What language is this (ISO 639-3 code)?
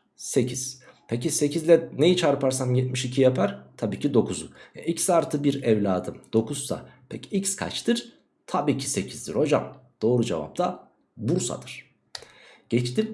tur